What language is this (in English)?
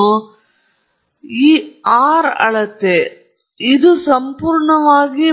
Kannada